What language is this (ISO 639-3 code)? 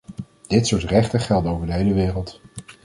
nld